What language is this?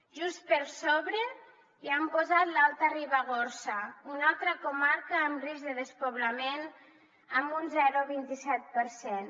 Catalan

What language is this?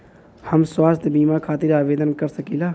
Bhojpuri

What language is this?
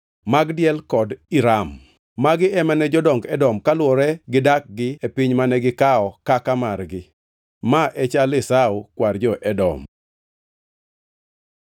Luo (Kenya and Tanzania)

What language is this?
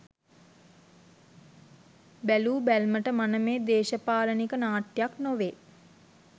Sinhala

